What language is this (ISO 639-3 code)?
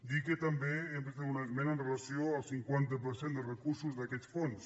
cat